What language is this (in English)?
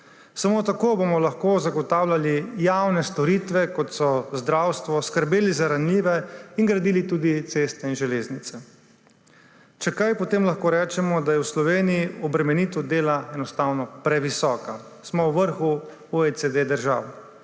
Slovenian